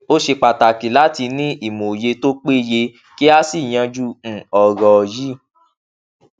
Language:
Yoruba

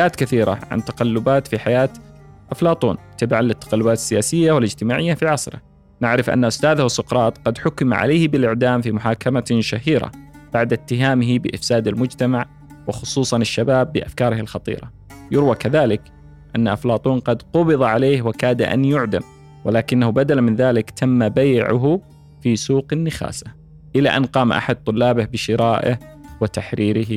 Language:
Arabic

